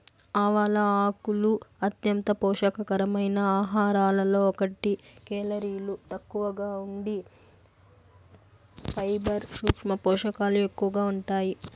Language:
Telugu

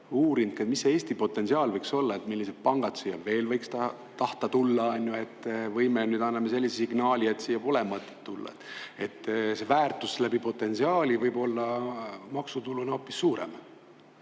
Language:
Estonian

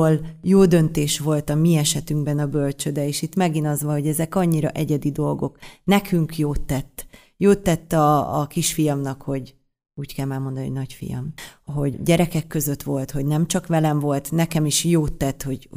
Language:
Hungarian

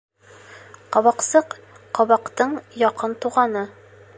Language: Bashkir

